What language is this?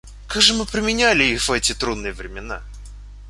Russian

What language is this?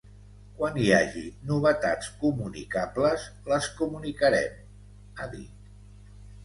Catalan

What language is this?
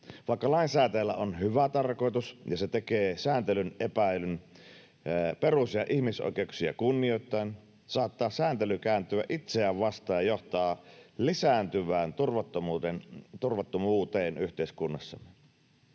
Finnish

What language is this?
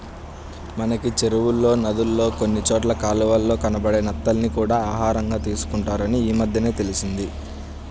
Telugu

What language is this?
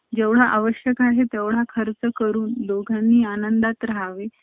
Marathi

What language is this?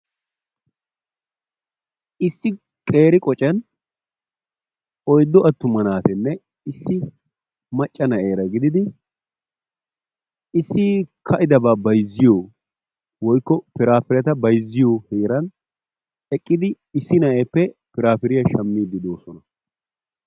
Wolaytta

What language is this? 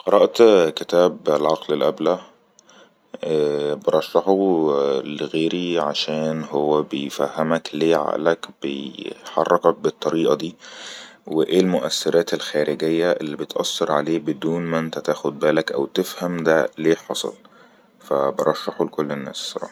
Egyptian Arabic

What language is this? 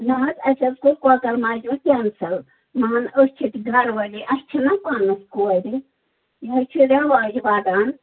Kashmiri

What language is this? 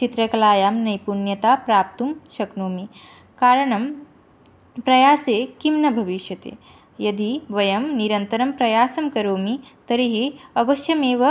Sanskrit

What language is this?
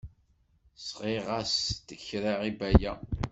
Kabyle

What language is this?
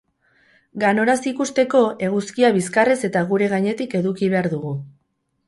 Basque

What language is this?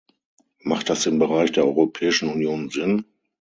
German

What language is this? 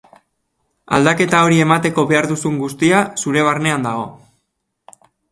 Basque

